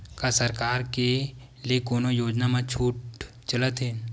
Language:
Chhattisgarhi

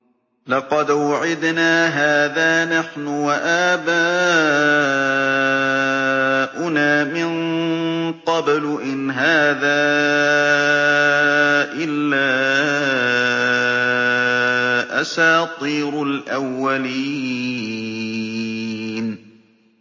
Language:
Arabic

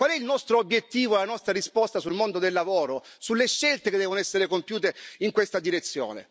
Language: Italian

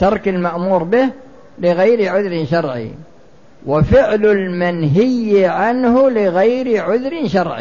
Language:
Arabic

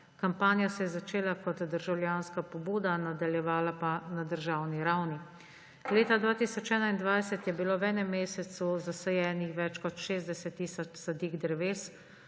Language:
Slovenian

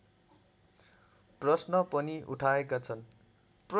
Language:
Nepali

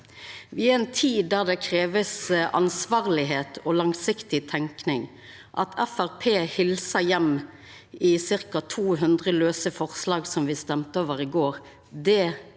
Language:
Norwegian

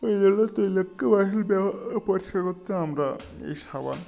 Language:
Bangla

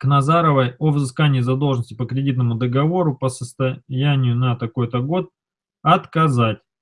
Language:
Russian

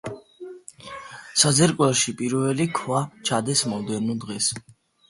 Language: Georgian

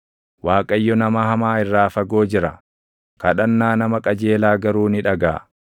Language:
Oromo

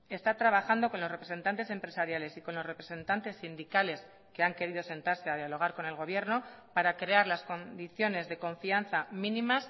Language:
Spanish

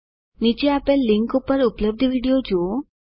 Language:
Gujarati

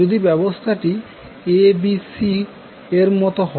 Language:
Bangla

